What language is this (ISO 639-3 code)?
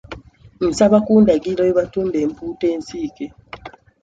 lug